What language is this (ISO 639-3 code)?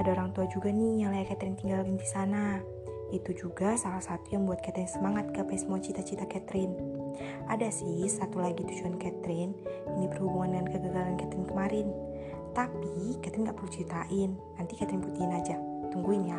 ind